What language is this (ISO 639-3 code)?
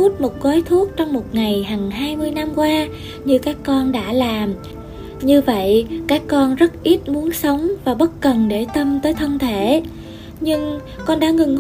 vie